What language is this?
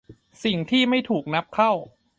Thai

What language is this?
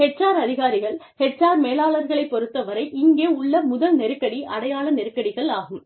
Tamil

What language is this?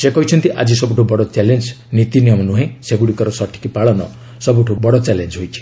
Odia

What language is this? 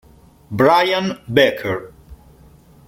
Italian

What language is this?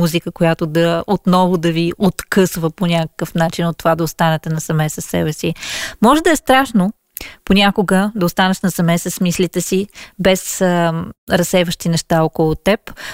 Bulgarian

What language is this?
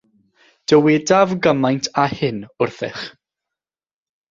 Welsh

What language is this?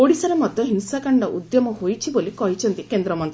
Odia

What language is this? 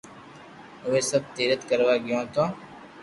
Loarki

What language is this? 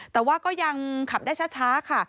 Thai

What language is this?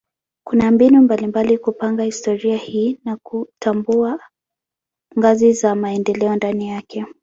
Swahili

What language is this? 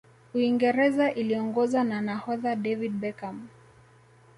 Swahili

